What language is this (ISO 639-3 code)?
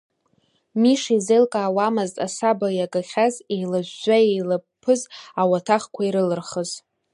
abk